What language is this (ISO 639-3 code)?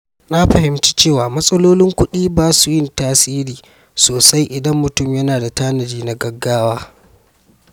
hau